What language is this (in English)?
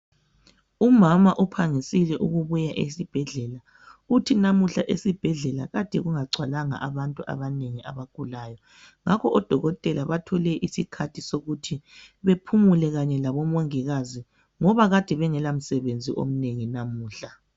North Ndebele